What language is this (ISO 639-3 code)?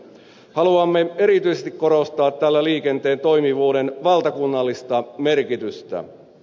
fin